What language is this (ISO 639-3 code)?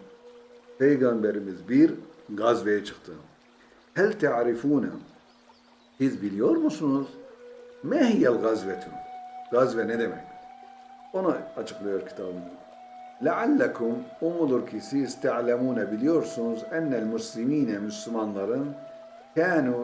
tur